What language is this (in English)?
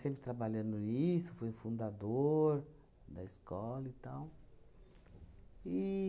Portuguese